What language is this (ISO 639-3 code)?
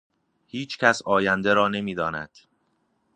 fas